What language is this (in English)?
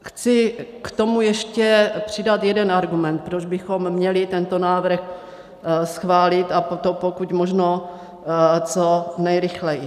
Czech